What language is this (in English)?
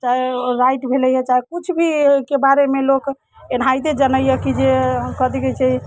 Maithili